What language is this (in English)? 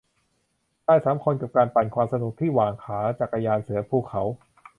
Thai